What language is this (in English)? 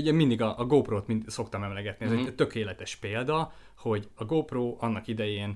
Hungarian